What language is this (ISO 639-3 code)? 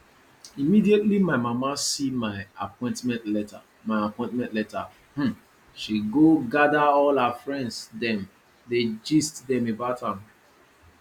pcm